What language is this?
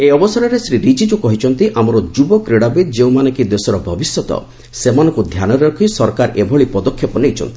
Odia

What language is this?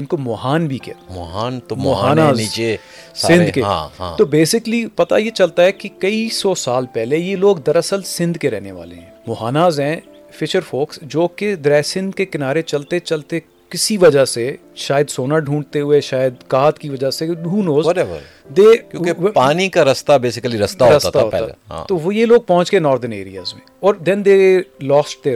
Urdu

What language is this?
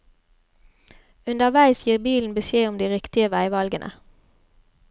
Norwegian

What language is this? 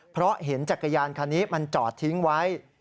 Thai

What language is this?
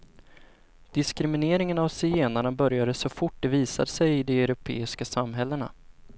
Swedish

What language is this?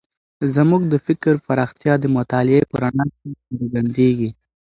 Pashto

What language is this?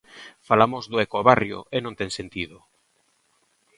Galician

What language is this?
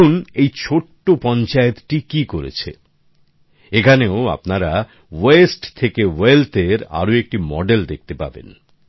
Bangla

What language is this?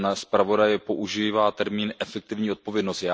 Czech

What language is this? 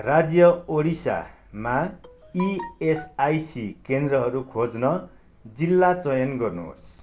Nepali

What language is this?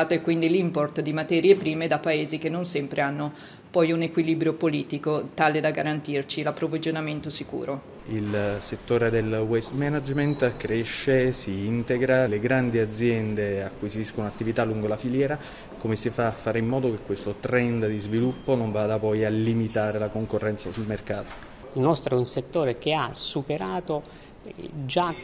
Italian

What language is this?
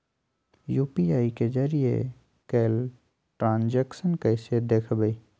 Magahi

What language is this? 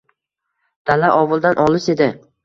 Uzbek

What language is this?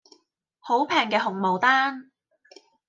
Cantonese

